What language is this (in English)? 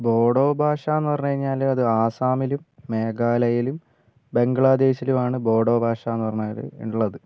Malayalam